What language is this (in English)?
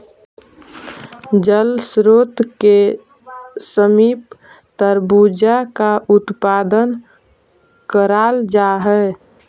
Magahi